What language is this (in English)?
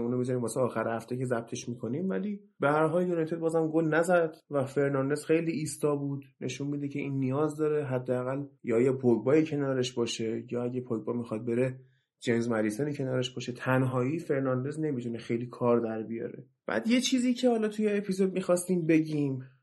Persian